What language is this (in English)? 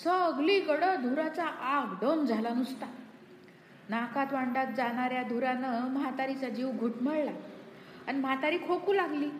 Marathi